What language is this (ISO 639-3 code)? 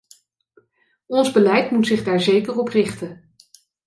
nld